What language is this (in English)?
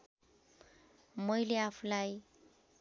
Nepali